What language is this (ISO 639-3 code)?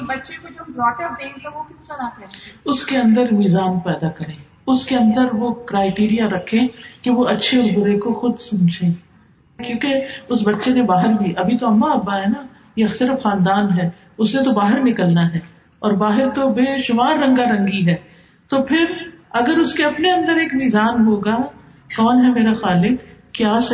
urd